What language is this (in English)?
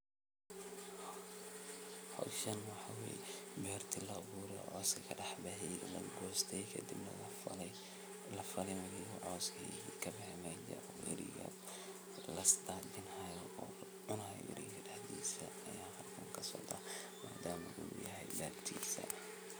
Somali